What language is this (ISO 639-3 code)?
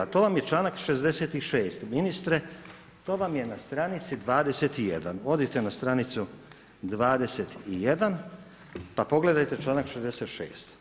hrv